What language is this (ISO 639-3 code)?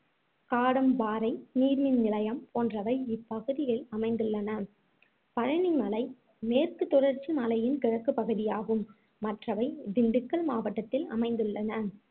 tam